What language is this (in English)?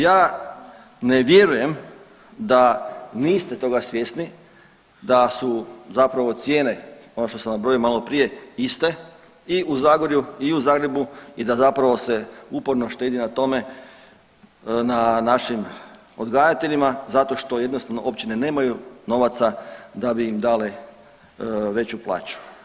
Croatian